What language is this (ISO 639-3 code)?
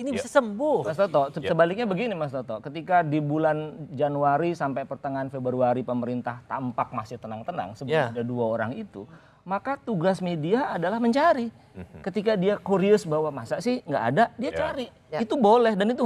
ind